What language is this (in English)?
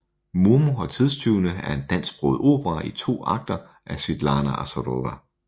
Danish